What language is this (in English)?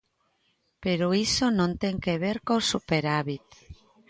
Galician